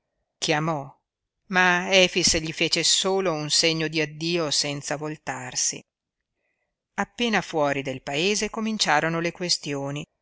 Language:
Italian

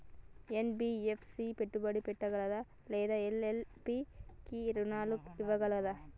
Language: Telugu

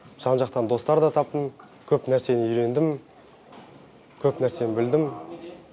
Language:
Kazakh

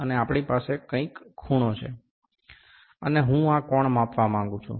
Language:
Gujarati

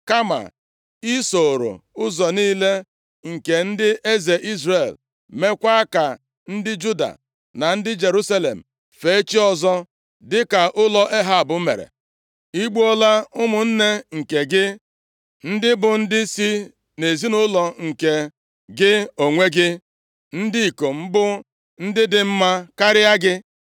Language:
Igbo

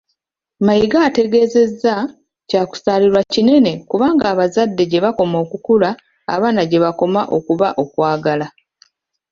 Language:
Ganda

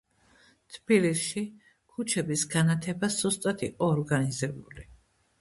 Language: Georgian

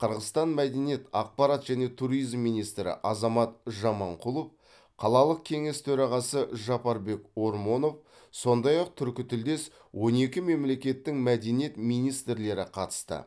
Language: Kazakh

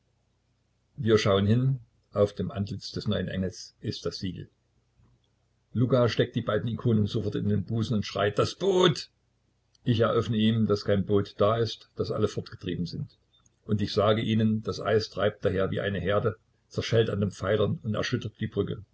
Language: German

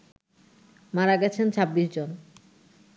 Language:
Bangla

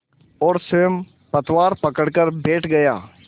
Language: Hindi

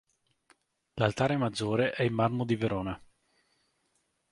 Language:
Italian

